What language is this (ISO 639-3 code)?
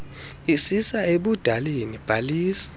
xho